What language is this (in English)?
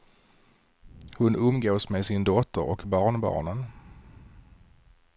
Swedish